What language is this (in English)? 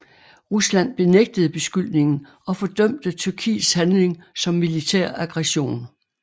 Danish